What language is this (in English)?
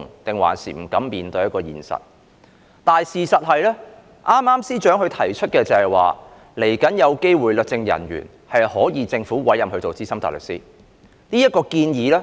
Cantonese